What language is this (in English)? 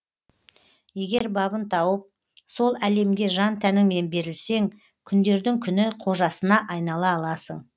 Kazakh